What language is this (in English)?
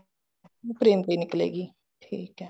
Punjabi